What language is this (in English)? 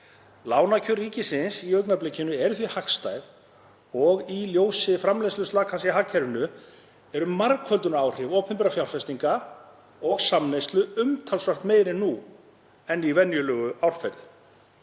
Icelandic